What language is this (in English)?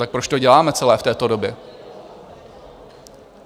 Czech